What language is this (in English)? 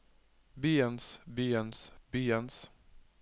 Norwegian